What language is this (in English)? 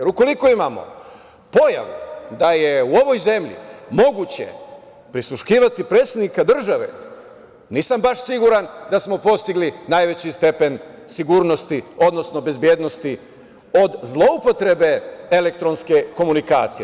Serbian